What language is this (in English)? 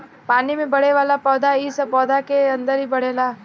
Bhojpuri